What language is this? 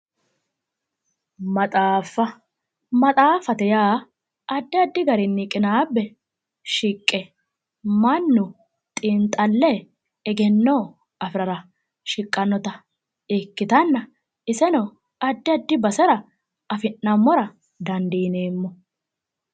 Sidamo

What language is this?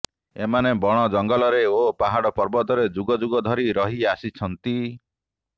Odia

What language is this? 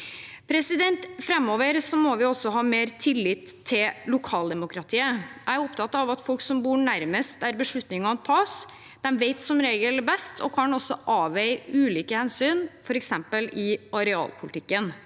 Norwegian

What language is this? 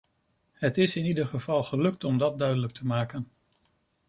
Dutch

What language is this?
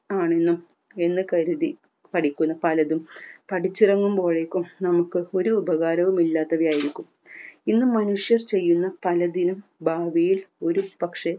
Malayalam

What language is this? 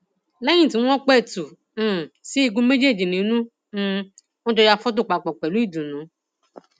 Yoruba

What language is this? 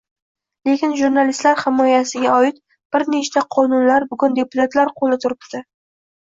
Uzbek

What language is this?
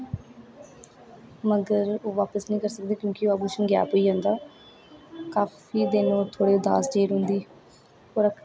Dogri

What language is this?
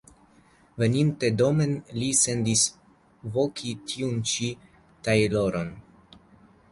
Esperanto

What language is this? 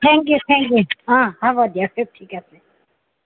Assamese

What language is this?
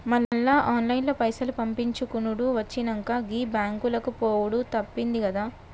Telugu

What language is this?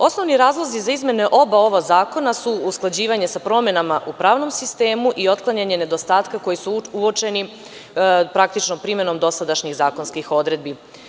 Serbian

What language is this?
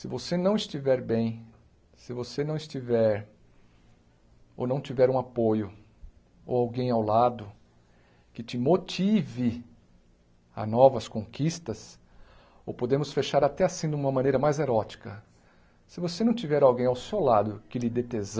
Portuguese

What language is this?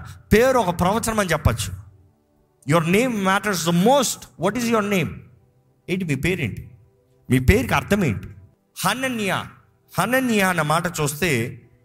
Telugu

